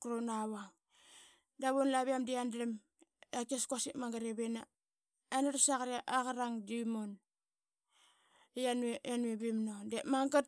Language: Qaqet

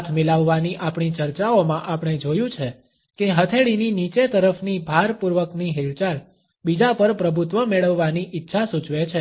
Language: Gujarati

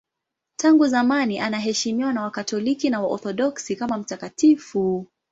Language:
Swahili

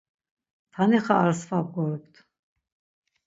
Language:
Laz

